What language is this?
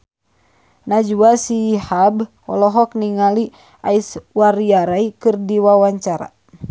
Sundanese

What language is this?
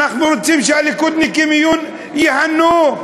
Hebrew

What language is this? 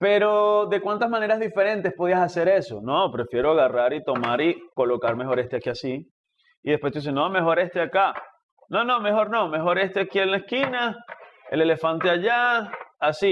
Spanish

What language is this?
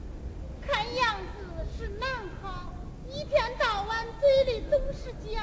Chinese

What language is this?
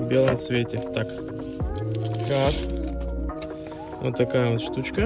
Russian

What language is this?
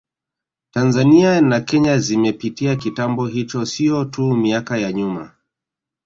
Swahili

